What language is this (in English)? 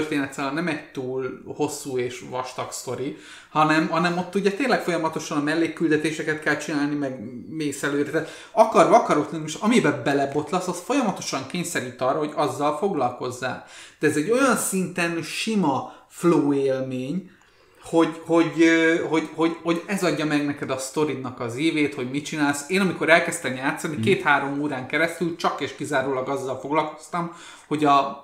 Hungarian